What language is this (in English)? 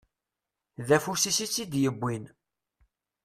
Kabyle